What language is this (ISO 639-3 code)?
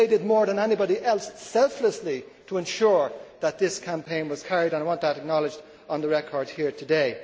eng